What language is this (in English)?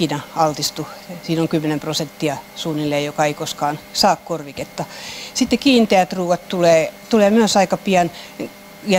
Finnish